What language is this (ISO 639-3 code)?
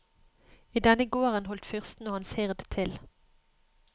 nor